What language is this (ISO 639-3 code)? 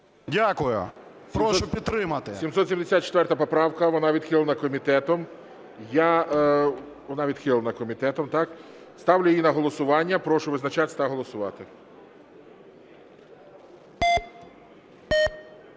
ukr